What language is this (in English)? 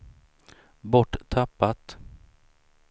Swedish